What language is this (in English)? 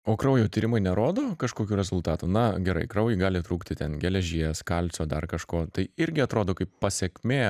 Lithuanian